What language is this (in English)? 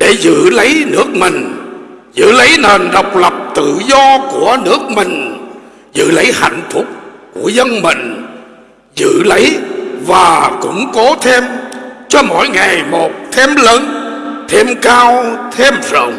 Vietnamese